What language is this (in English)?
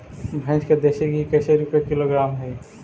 Magahi